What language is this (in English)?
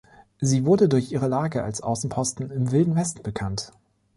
German